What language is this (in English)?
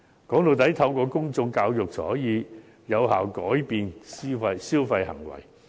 Cantonese